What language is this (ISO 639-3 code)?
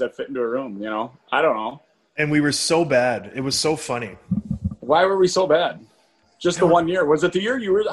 eng